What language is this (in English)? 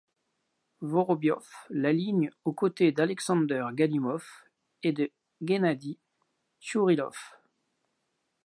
French